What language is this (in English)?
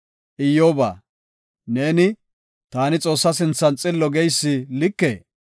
Gofa